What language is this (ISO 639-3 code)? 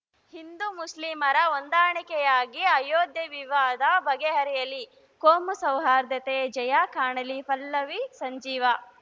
kan